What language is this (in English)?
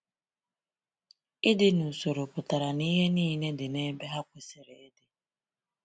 Igbo